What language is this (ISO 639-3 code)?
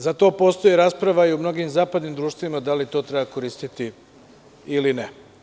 srp